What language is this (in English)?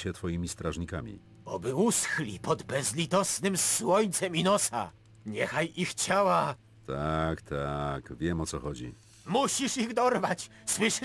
Polish